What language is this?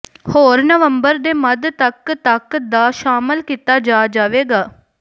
Punjabi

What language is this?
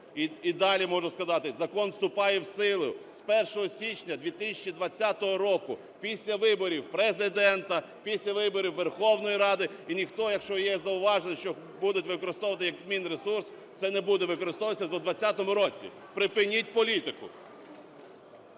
Ukrainian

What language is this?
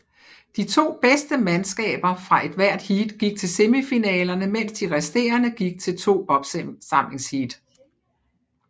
Danish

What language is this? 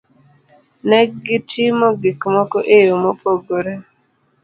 Luo (Kenya and Tanzania)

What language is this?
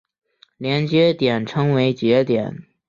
Chinese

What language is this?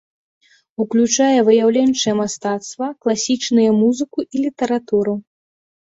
Belarusian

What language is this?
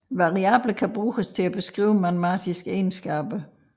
Danish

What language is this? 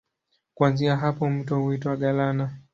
Swahili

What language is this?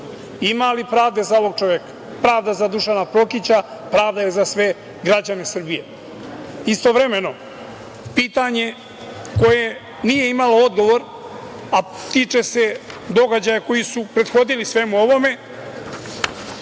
Serbian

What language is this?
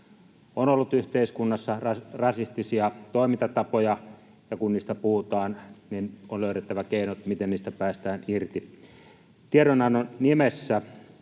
Finnish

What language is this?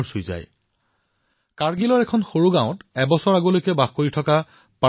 Assamese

